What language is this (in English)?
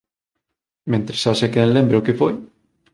Galician